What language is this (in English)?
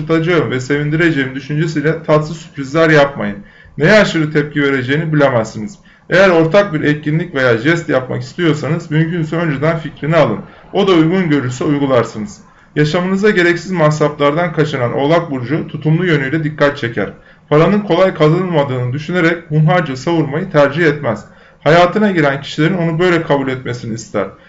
Turkish